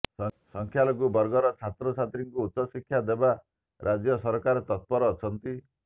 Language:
Odia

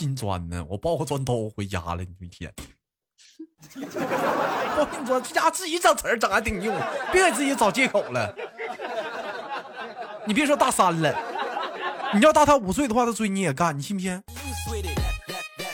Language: Chinese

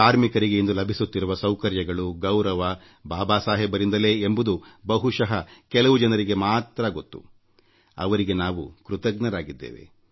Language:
Kannada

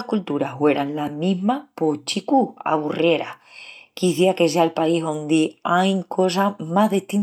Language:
Extremaduran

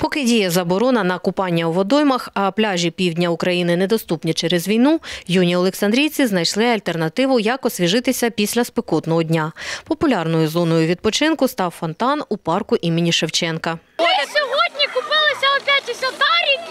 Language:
Ukrainian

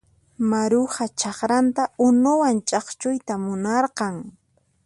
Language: Puno Quechua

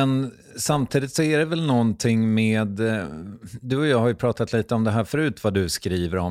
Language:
Swedish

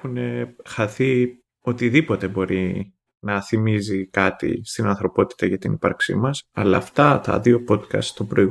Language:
Greek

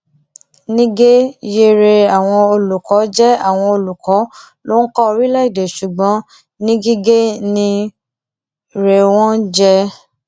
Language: Yoruba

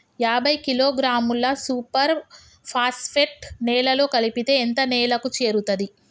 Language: Telugu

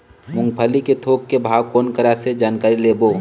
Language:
Chhattisgarhi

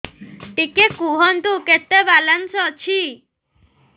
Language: Odia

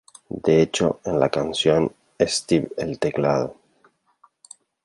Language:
Spanish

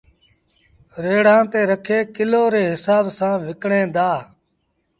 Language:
Sindhi Bhil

